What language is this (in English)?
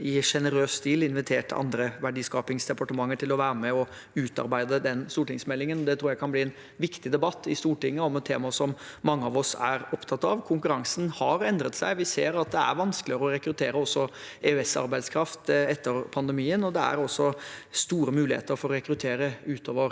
Norwegian